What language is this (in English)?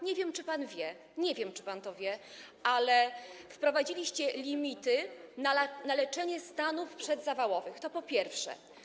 Polish